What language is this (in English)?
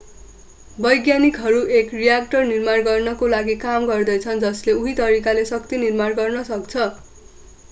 Nepali